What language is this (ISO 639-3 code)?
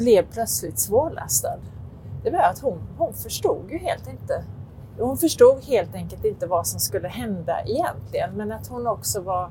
swe